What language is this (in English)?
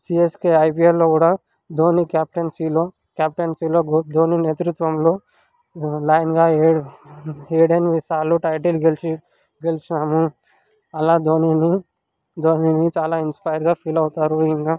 Telugu